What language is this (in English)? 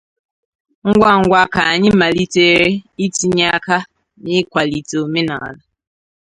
Igbo